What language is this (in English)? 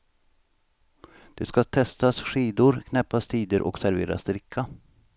Swedish